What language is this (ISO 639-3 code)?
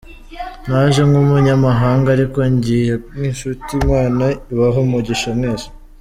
kin